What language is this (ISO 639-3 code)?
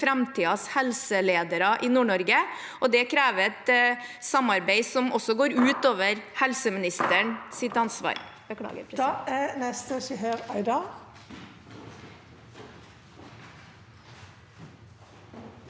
nor